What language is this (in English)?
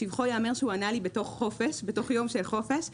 Hebrew